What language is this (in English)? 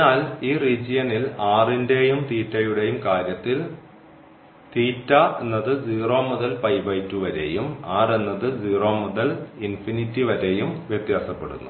Malayalam